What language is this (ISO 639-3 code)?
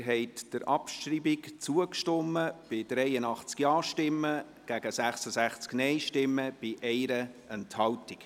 gsw